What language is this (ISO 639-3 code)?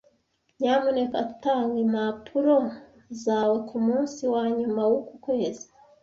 kin